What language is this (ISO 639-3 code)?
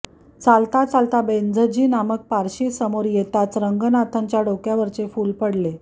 mar